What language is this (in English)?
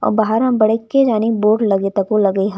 Chhattisgarhi